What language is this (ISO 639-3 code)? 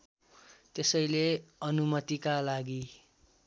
nep